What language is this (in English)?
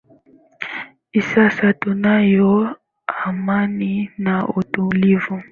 Swahili